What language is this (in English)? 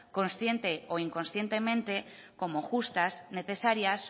Spanish